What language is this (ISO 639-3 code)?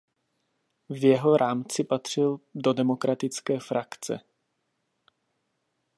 ces